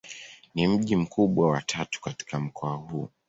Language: Swahili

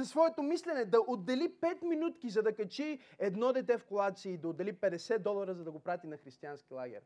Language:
Bulgarian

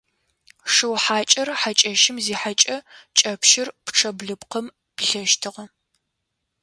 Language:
Adyghe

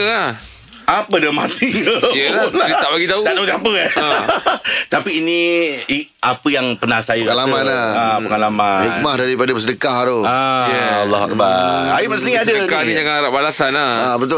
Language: Malay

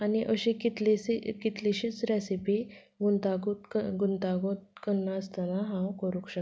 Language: Konkani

